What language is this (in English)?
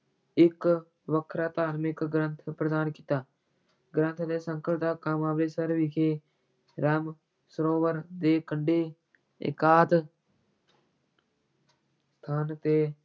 Punjabi